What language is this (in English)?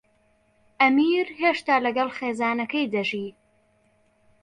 Central Kurdish